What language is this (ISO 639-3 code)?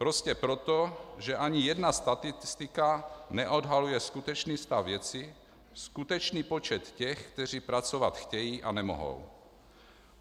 ces